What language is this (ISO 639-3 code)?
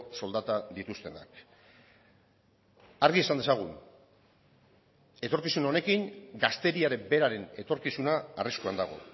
eus